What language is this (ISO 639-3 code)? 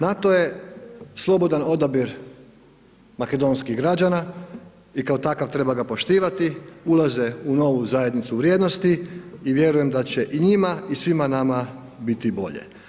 hrv